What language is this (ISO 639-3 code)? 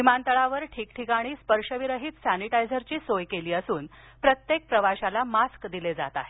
mar